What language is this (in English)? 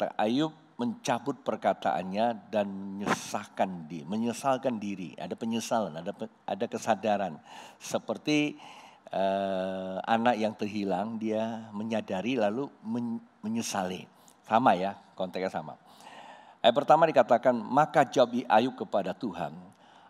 Indonesian